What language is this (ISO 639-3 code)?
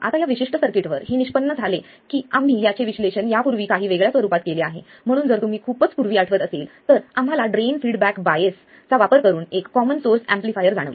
mar